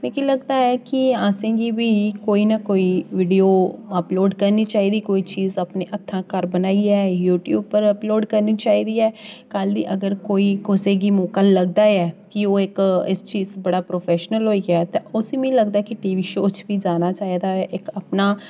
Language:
Dogri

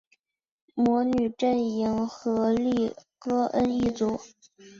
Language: Chinese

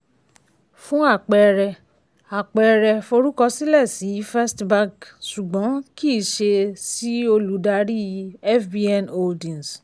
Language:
Yoruba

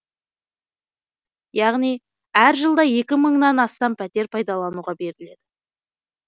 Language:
Kazakh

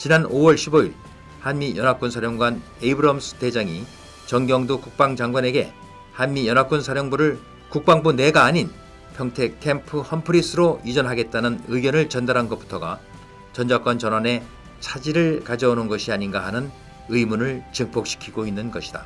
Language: Korean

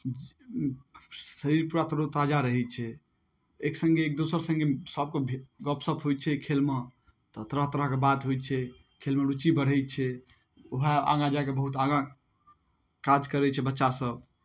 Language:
Maithili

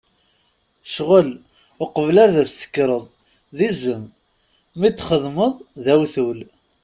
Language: Kabyle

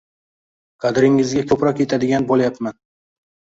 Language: Uzbek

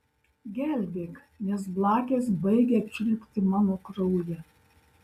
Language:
Lithuanian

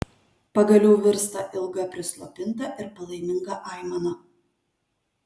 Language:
Lithuanian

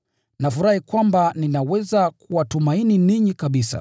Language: Swahili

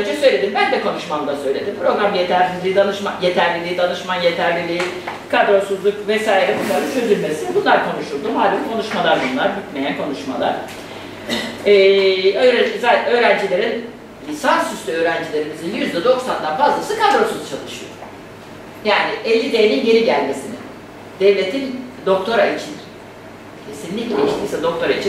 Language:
Turkish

